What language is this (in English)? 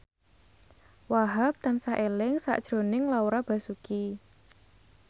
Javanese